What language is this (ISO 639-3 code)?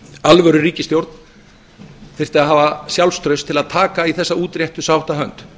isl